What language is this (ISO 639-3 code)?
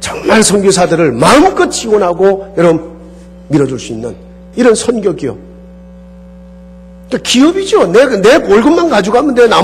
kor